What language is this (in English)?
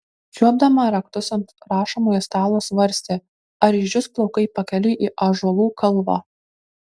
Lithuanian